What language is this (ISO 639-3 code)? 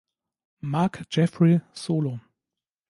deu